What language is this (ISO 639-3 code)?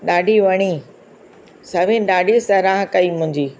snd